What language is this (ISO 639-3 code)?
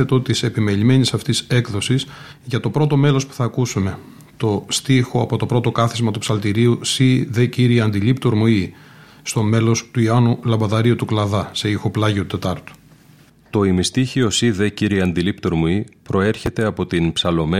ell